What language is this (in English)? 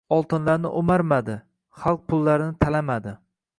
Uzbek